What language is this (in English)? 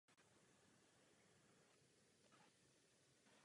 Czech